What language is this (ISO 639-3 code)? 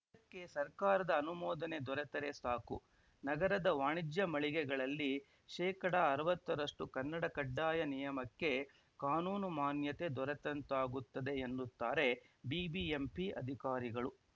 kan